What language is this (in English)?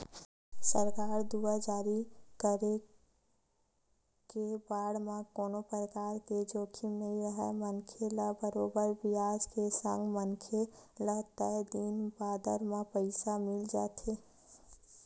Chhattisgarhi